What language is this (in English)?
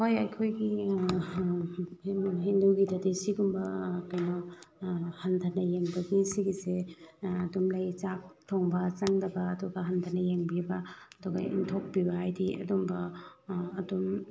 Manipuri